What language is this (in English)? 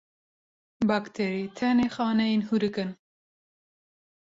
Kurdish